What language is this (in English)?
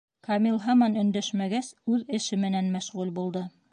Bashkir